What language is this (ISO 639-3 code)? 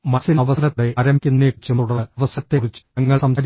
mal